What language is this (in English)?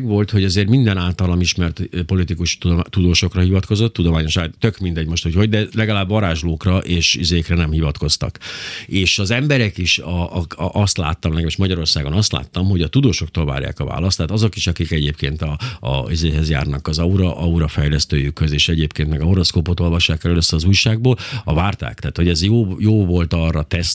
Hungarian